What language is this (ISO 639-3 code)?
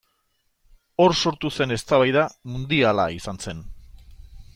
eus